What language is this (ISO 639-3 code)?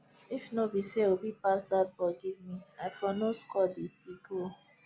pcm